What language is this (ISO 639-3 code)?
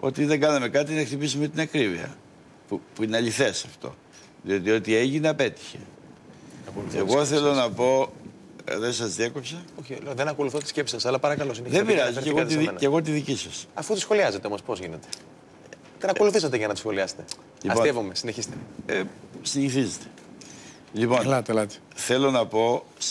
ell